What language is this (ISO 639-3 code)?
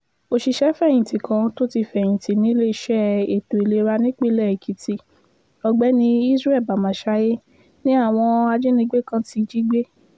yor